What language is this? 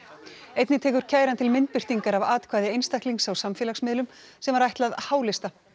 Icelandic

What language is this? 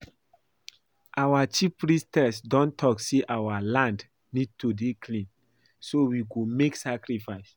Nigerian Pidgin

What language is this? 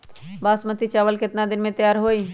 Magahi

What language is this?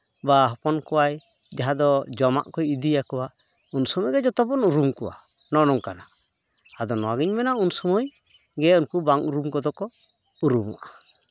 Santali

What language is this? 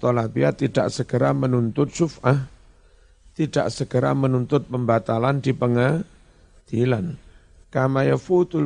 Indonesian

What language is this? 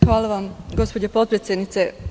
Serbian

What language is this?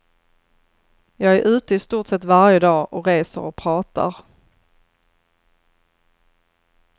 Swedish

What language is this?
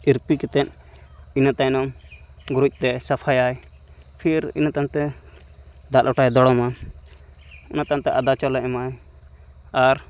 Santali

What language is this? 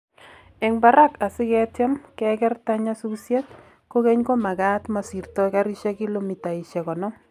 Kalenjin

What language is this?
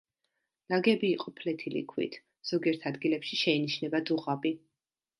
Georgian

